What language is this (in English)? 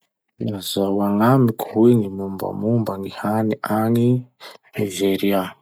Masikoro Malagasy